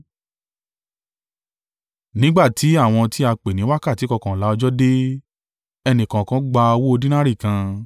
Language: Yoruba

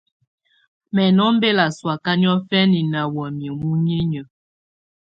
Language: Tunen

